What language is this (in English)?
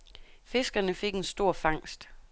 Danish